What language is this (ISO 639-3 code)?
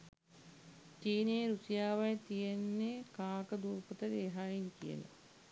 sin